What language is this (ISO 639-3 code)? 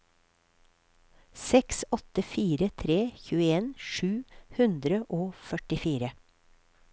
nor